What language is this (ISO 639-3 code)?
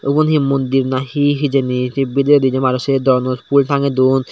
ccp